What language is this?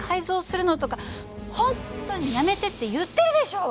Japanese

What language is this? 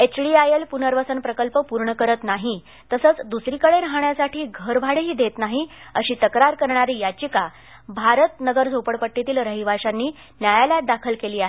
Marathi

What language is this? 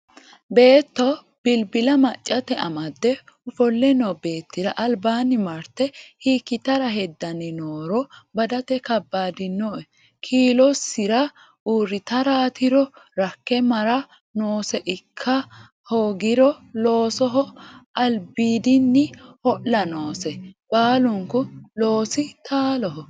Sidamo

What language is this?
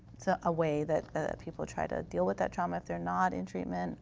English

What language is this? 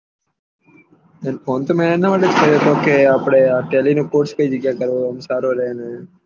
Gujarati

